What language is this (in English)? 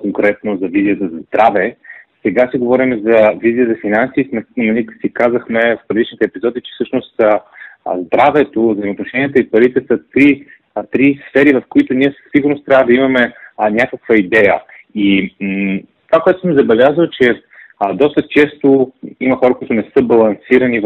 Bulgarian